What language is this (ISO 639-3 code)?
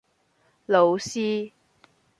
yue